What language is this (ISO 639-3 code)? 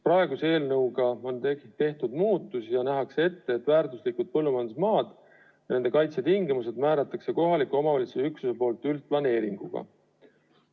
est